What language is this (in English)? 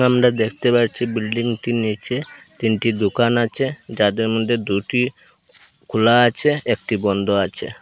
Bangla